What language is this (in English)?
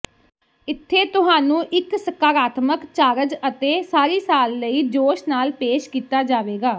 Punjabi